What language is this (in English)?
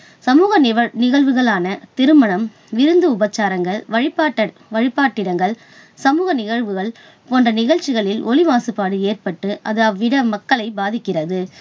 Tamil